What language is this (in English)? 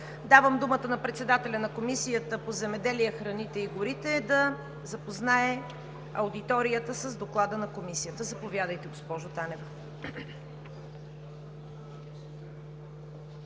Bulgarian